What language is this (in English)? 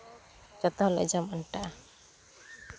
Santali